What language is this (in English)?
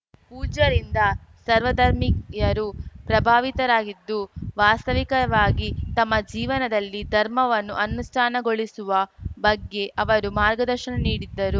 Kannada